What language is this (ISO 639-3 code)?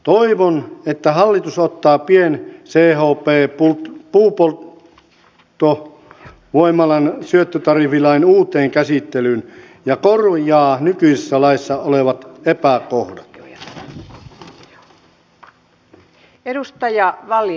fin